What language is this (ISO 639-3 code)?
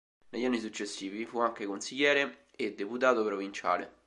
ita